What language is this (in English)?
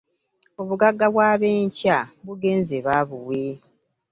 Ganda